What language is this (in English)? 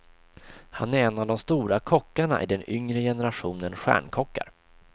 Swedish